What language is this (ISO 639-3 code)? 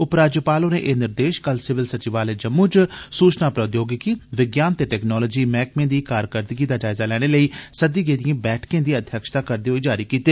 doi